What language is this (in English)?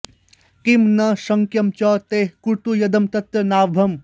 Sanskrit